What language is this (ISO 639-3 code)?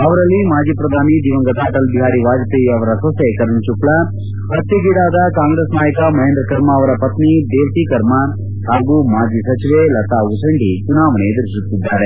kan